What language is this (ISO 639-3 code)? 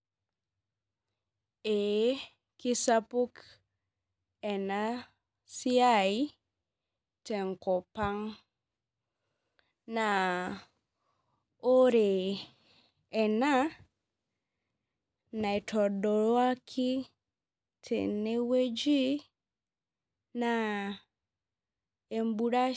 mas